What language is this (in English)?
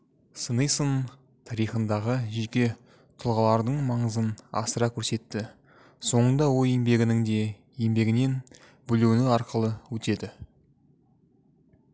Kazakh